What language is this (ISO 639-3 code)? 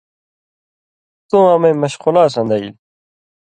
mvy